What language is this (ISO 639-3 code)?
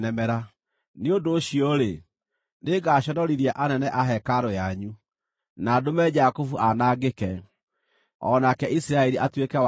kik